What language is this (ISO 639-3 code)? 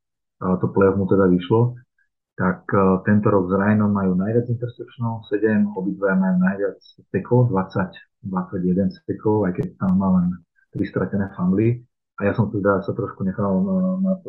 slk